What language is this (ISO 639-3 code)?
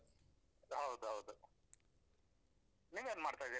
kan